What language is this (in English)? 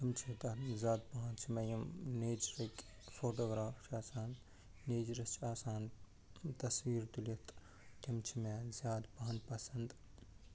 Kashmiri